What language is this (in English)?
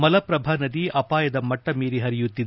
Kannada